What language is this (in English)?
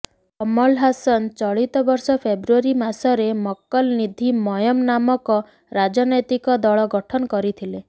Odia